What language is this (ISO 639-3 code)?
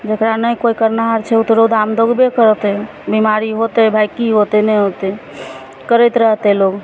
mai